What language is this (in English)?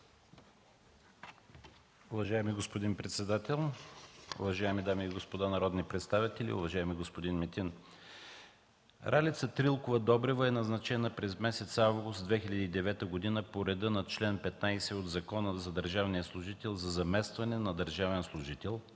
Bulgarian